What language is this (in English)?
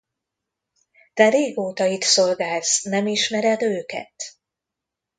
Hungarian